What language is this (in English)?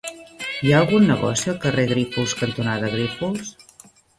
Catalan